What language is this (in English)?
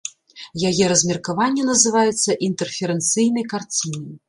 Belarusian